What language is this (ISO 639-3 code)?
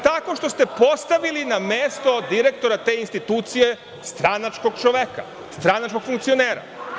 srp